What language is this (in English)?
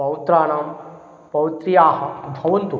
Sanskrit